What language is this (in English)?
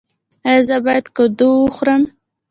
Pashto